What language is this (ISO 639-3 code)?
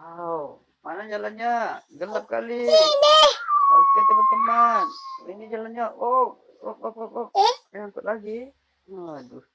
ind